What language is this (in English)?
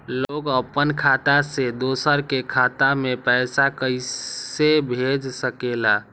Magahi